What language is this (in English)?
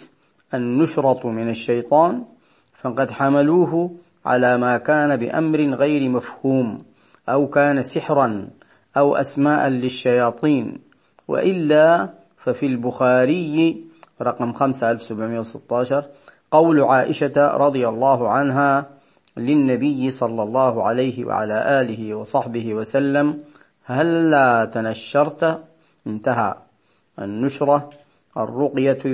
Arabic